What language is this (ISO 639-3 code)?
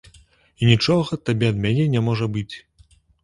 bel